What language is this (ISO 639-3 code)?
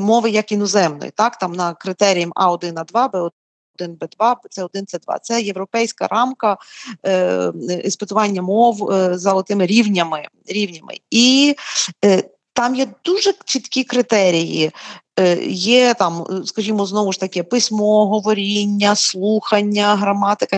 ukr